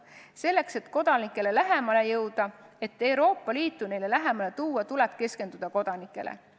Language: Estonian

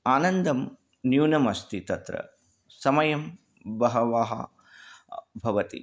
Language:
Sanskrit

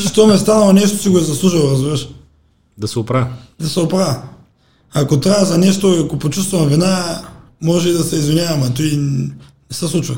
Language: Bulgarian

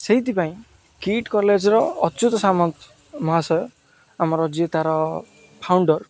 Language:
Odia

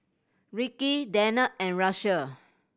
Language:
English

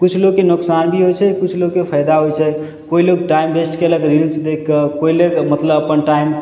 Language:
Maithili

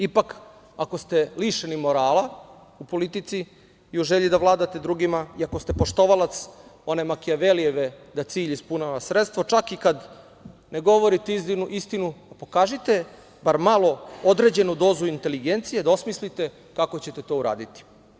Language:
Serbian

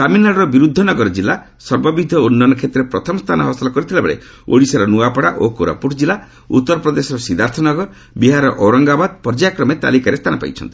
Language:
Odia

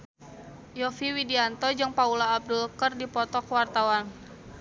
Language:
Sundanese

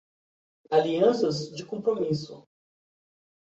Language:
Portuguese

